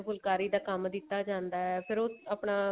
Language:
Punjabi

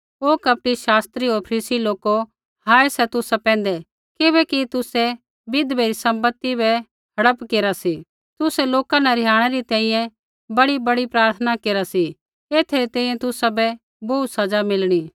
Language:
Kullu Pahari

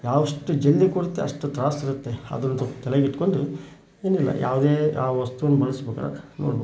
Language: Kannada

